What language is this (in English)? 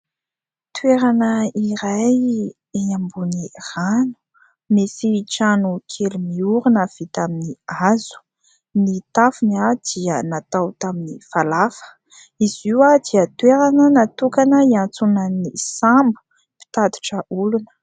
Malagasy